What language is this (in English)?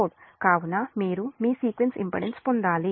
Telugu